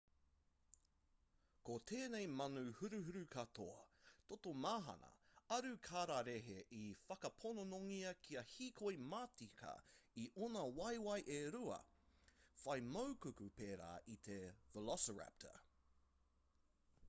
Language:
Māori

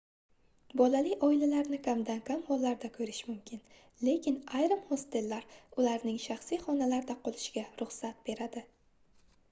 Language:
Uzbek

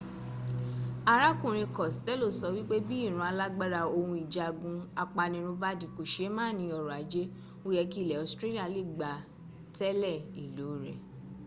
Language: Yoruba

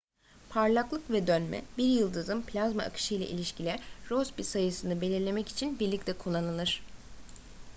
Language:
Turkish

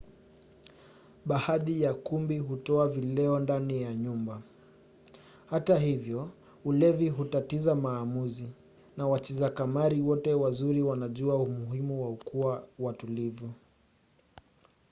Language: Swahili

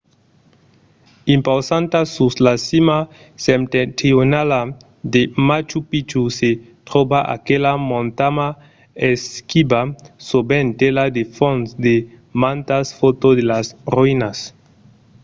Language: Occitan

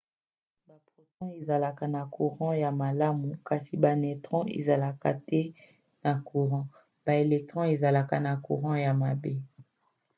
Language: Lingala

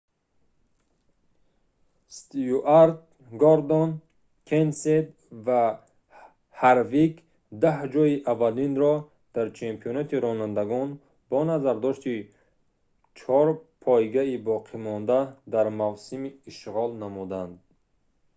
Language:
Tajik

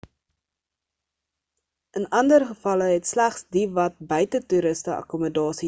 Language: Afrikaans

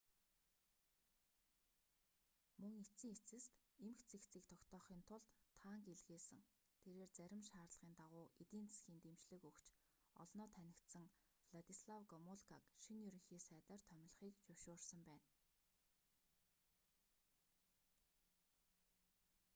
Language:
Mongolian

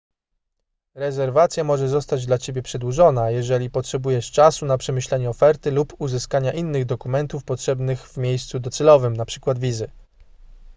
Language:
Polish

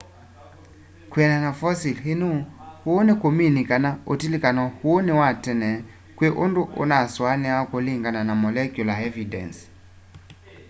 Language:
Kamba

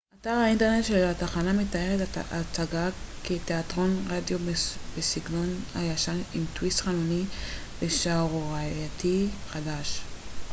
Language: Hebrew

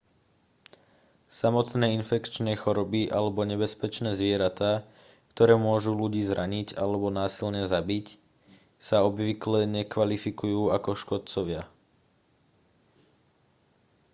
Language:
Slovak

